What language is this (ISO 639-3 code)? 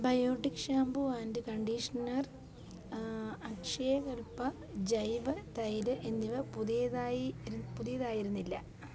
mal